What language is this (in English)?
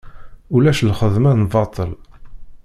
Kabyle